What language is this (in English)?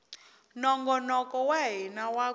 Tsonga